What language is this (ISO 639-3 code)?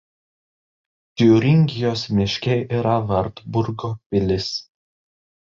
lit